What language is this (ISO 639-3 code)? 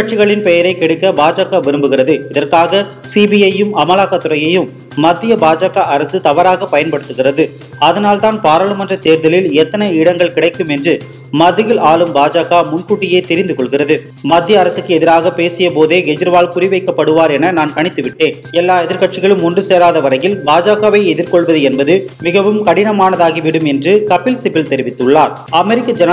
tam